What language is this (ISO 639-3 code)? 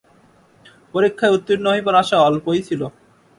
ben